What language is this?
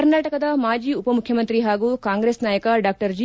Kannada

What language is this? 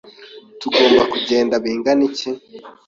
Kinyarwanda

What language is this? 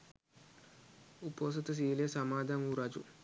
Sinhala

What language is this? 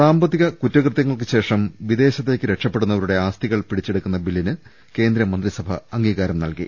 Malayalam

